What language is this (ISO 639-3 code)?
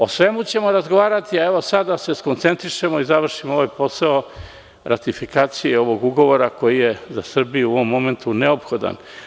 srp